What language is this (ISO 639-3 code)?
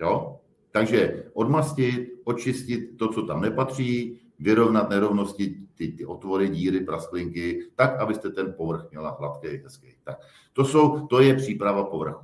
ces